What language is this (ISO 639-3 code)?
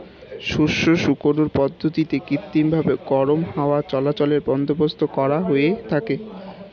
ben